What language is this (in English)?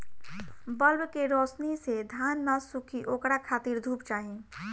Bhojpuri